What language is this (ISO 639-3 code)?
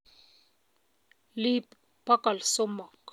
kln